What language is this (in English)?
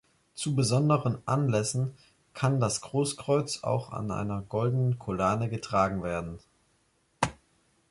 German